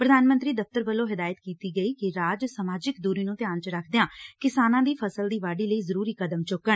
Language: Punjabi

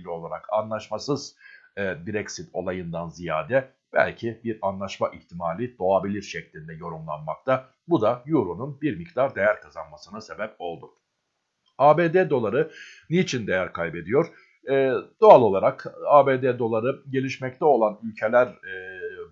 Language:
Turkish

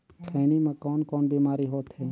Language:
Chhattisgarhi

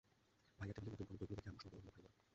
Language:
Bangla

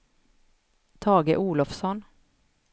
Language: Swedish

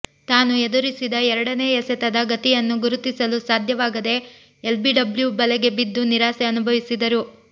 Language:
Kannada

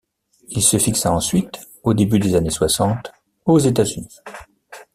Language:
French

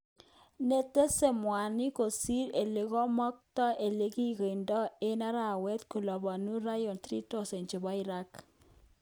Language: Kalenjin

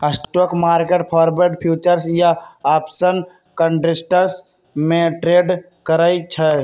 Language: Magahi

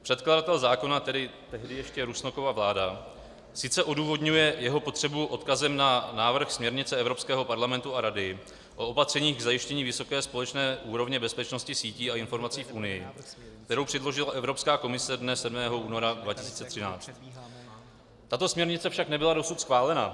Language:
Czech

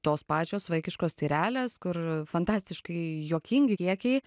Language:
Lithuanian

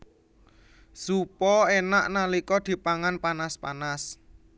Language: Javanese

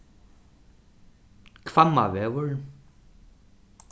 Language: Faroese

